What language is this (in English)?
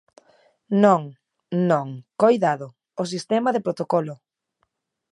Galician